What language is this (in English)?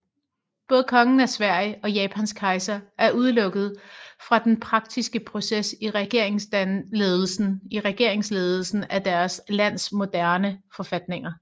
Danish